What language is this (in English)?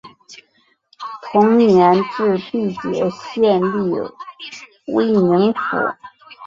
Chinese